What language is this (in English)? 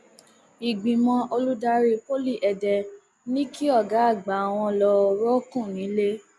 Yoruba